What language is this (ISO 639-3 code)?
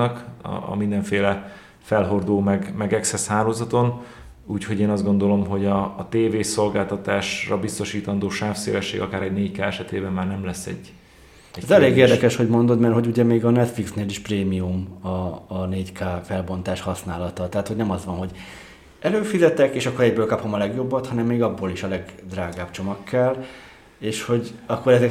hun